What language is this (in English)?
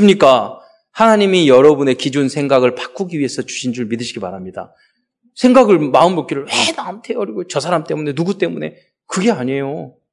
Korean